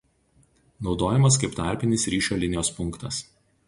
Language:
Lithuanian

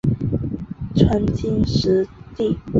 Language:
Chinese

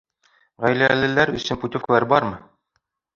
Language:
Bashkir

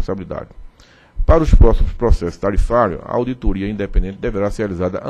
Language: Portuguese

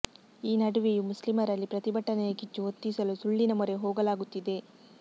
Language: Kannada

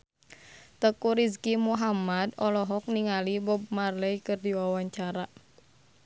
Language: Sundanese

